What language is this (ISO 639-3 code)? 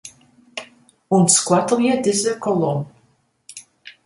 fry